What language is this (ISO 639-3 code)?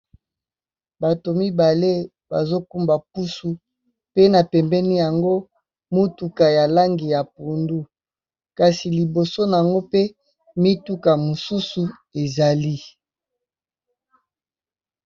lin